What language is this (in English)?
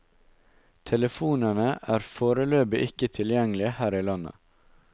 Norwegian